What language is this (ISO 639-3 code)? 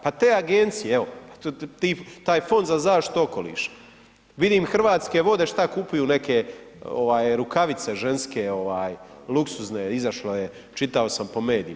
hrv